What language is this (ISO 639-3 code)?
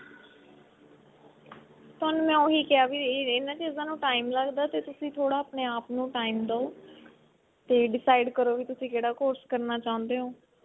pan